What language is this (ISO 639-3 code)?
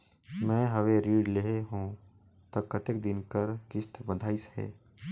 hne